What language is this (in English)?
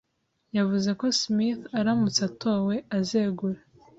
Kinyarwanda